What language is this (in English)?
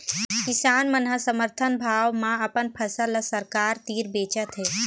Chhattisgarhi